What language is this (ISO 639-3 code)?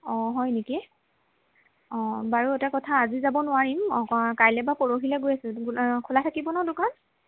asm